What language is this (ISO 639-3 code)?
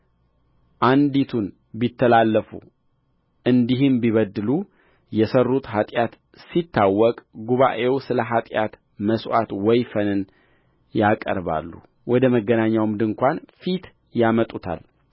amh